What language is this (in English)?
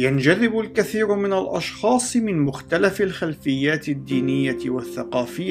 Arabic